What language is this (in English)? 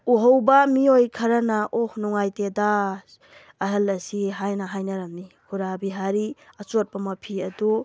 Manipuri